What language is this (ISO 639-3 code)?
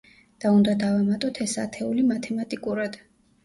kat